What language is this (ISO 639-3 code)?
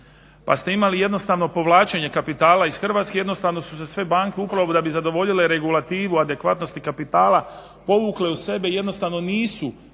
hrv